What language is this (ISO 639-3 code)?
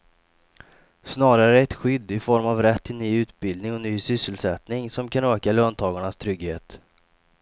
swe